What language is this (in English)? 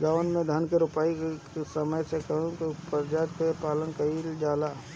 Bhojpuri